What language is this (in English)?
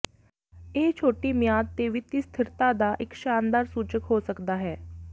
Punjabi